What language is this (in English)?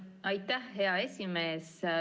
Estonian